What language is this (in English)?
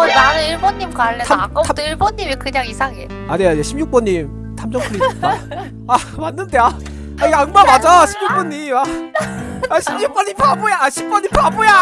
Korean